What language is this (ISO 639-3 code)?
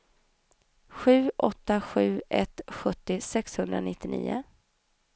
swe